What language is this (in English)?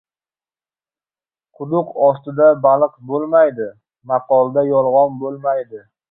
Uzbek